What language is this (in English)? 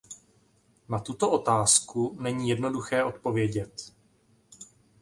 Czech